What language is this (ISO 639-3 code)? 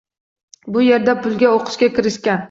uzb